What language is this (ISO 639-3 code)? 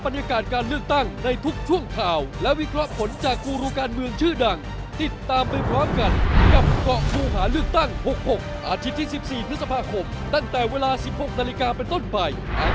tha